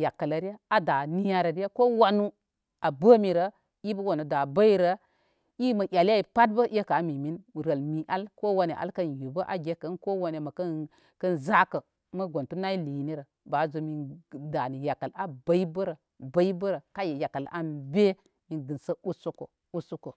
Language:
Koma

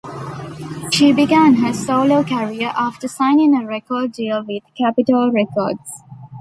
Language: English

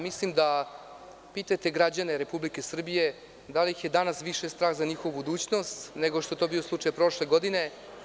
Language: Serbian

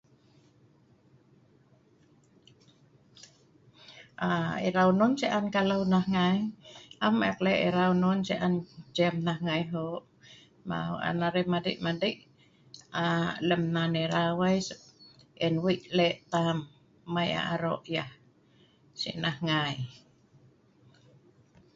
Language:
Sa'ban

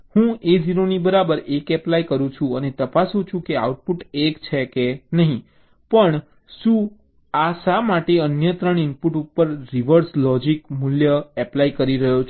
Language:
Gujarati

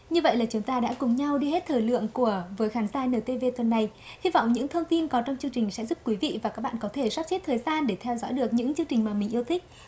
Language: Vietnamese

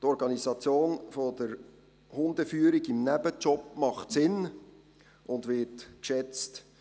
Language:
Swiss German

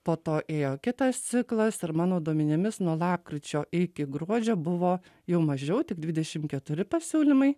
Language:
Lithuanian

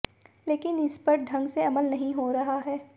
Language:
Hindi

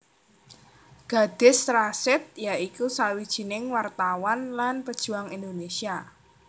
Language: Javanese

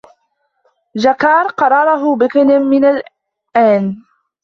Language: Arabic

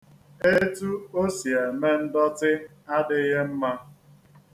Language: Igbo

